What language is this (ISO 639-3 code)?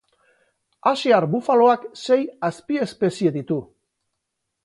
eus